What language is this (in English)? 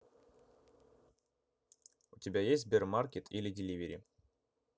Russian